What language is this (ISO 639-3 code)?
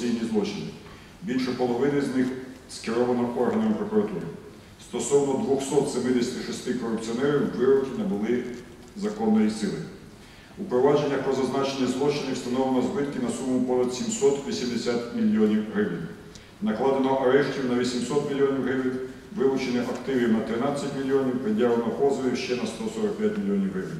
ukr